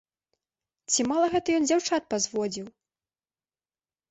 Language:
Belarusian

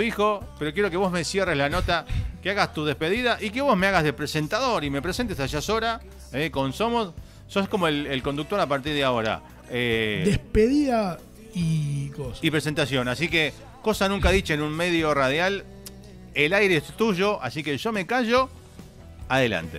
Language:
Spanish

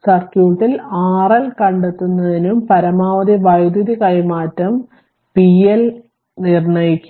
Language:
Malayalam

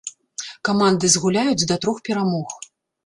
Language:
Belarusian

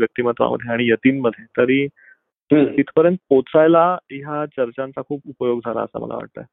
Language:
Marathi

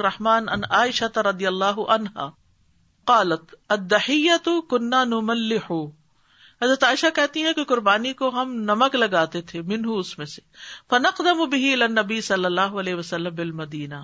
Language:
Urdu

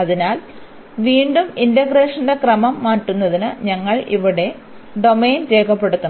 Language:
Malayalam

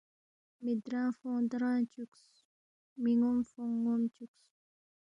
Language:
Balti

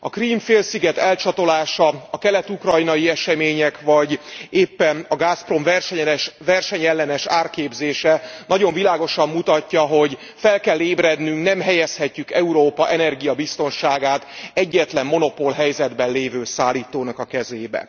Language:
Hungarian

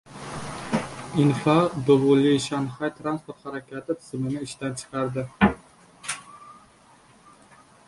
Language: Uzbek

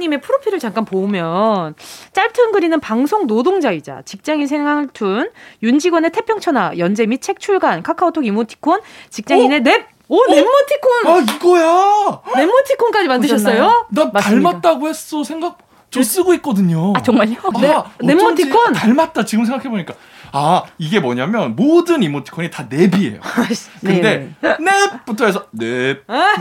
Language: Korean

